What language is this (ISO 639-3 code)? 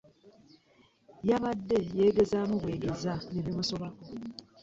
lug